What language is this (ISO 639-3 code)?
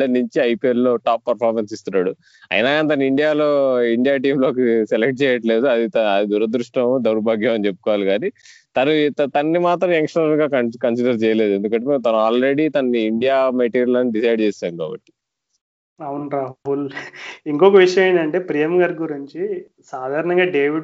tel